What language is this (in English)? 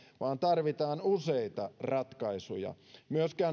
Finnish